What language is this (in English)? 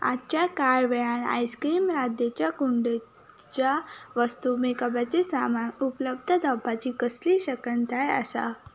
Konkani